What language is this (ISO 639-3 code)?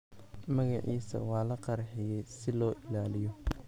som